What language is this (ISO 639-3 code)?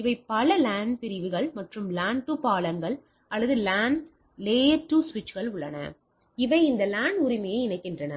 tam